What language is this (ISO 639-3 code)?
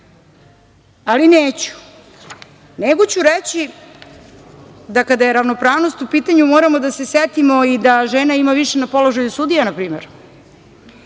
srp